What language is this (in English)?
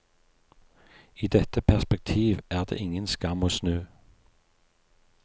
Norwegian